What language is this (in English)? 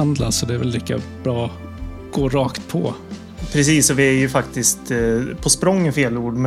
Swedish